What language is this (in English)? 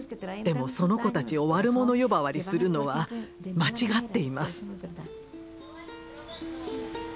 Japanese